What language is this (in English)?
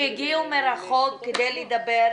Hebrew